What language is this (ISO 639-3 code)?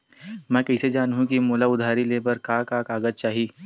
hne